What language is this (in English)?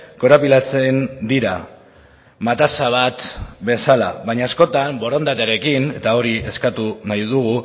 Basque